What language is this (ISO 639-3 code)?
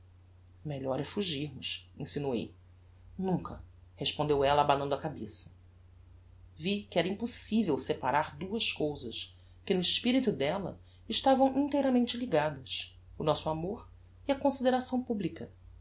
por